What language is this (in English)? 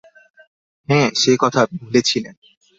Bangla